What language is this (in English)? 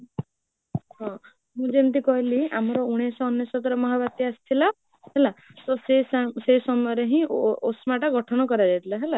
Odia